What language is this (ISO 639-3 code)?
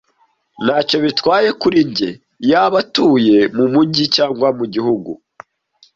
kin